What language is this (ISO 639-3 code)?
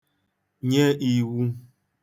ibo